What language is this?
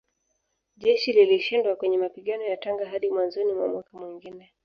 Swahili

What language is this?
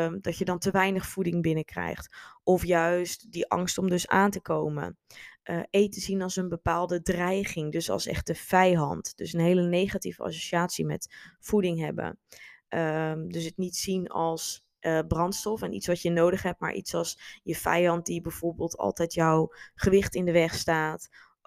Dutch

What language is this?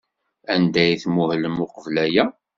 Kabyle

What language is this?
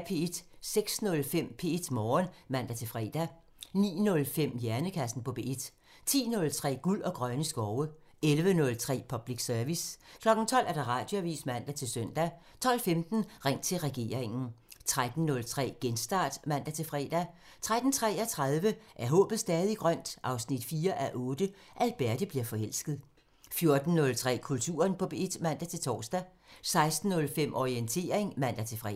Danish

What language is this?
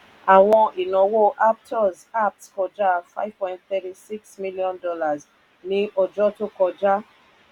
Yoruba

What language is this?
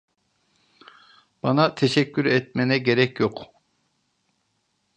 Turkish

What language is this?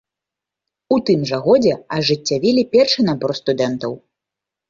Belarusian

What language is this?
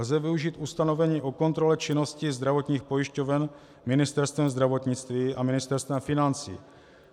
Czech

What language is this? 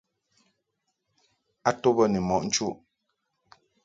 Mungaka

